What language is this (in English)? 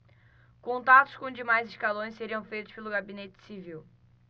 Portuguese